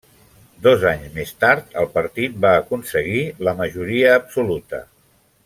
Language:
Catalan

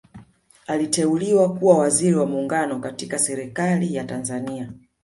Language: Swahili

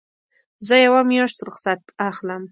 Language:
Pashto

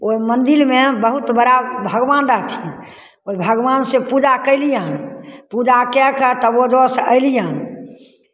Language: Maithili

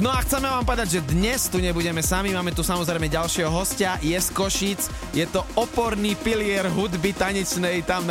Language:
Slovak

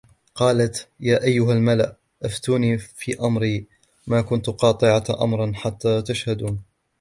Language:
Arabic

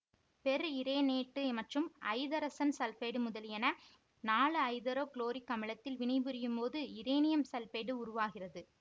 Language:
Tamil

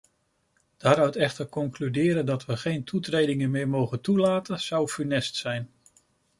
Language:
Dutch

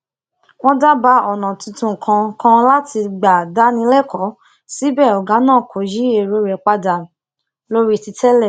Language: Yoruba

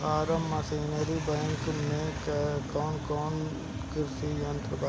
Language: Bhojpuri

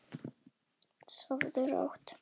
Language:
Icelandic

